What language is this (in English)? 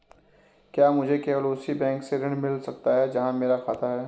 Hindi